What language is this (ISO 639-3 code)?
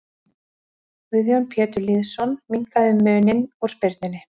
isl